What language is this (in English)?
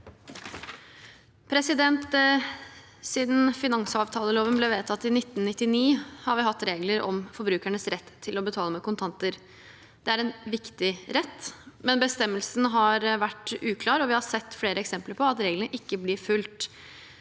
Norwegian